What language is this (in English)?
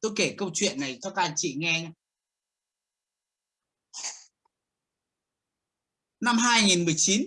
Vietnamese